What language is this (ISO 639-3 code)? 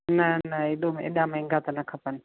snd